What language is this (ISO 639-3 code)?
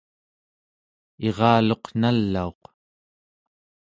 esu